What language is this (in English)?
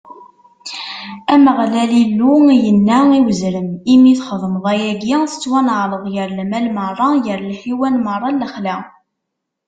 Kabyle